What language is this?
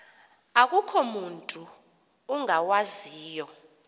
Xhosa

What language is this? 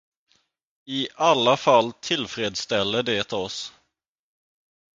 Swedish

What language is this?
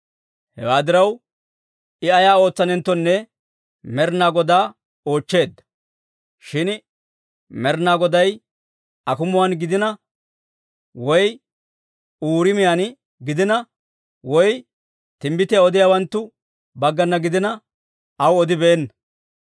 Dawro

